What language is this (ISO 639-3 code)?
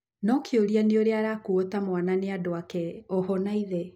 kik